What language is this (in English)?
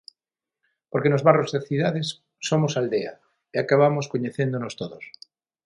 Galician